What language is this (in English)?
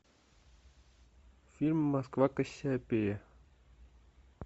Russian